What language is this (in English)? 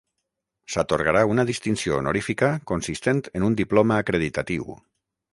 Catalan